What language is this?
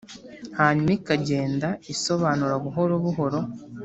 Kinyarwanda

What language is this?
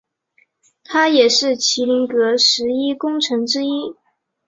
Chinese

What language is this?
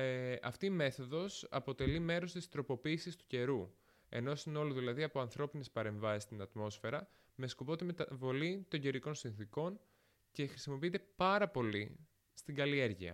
Greek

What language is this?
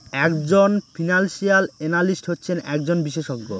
Bangla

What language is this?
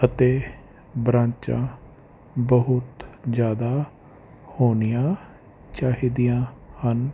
Punjabi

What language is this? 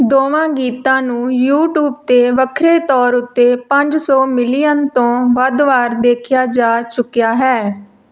Punjabi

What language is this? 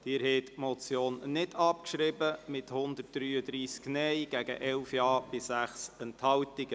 Swiss German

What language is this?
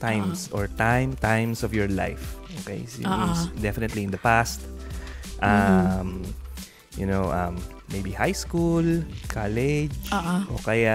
Filipino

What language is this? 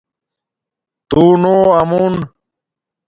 Domaaki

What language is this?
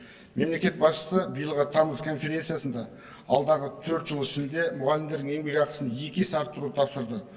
Kazakh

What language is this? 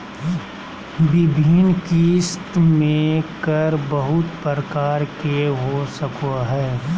Magahi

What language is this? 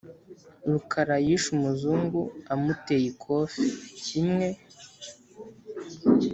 Kinyarwanda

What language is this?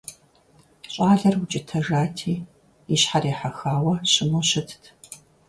Kabardian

